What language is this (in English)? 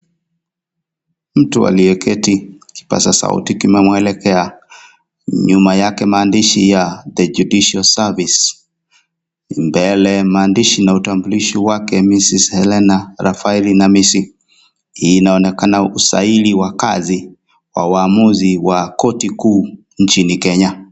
Swahili